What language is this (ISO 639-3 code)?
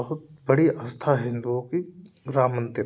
hin